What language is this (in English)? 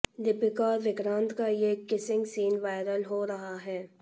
Hindi